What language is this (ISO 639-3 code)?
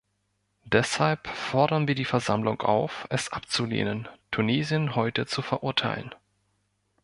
deu